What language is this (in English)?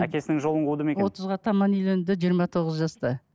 Kazakh